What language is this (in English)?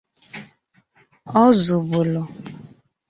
Igbo